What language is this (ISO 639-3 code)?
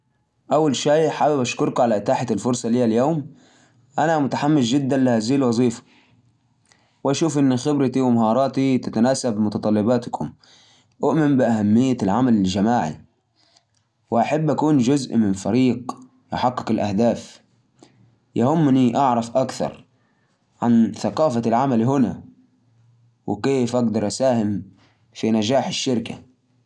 ars